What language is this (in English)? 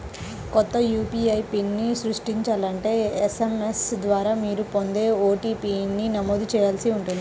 Telugu